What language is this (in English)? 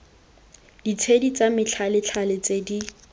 Tswana